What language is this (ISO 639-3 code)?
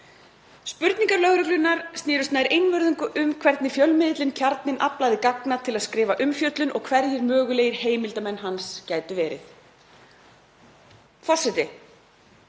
isl